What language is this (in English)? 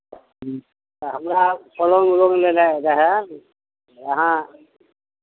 Maithili